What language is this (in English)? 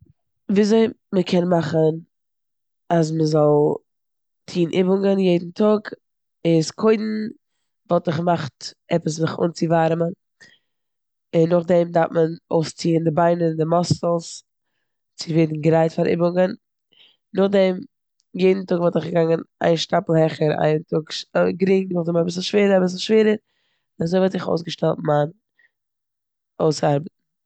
Yiddish